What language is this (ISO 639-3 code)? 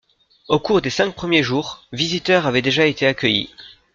fra